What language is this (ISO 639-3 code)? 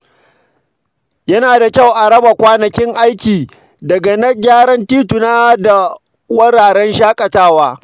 hau